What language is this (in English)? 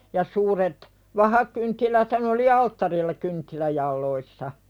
Finnish